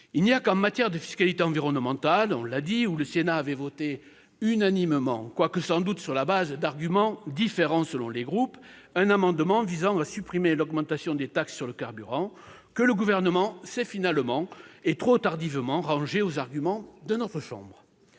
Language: French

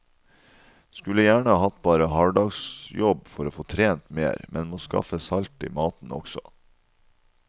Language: Norwegian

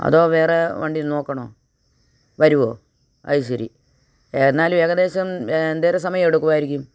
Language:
Malayalam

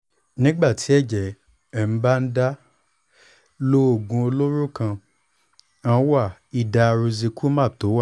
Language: Yoruba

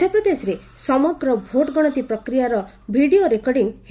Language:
Odia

